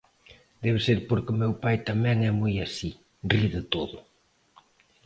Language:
Galician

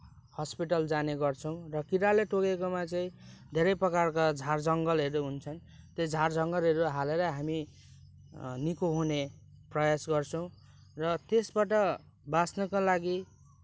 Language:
Nepali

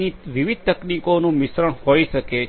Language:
Gujarati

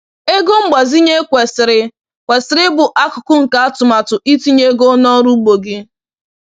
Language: Igbo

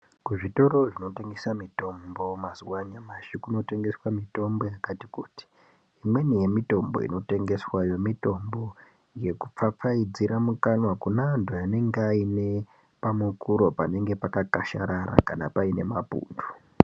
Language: Ndau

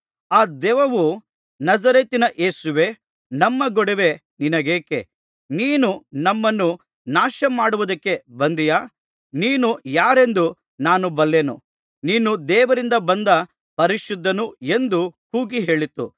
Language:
Kannada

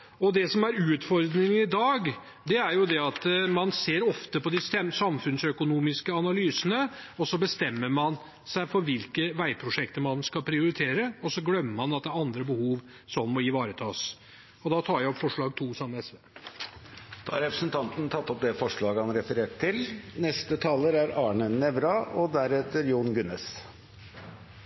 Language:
Norwegian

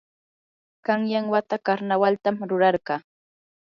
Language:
Yanahuanca Pasco Quechua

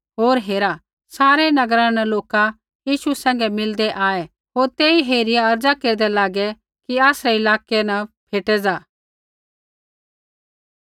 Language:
Kullu Pahari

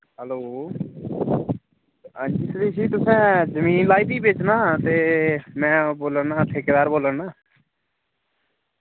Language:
Dogri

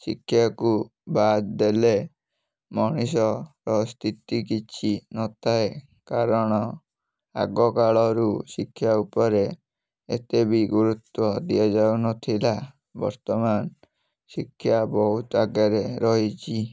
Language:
Odia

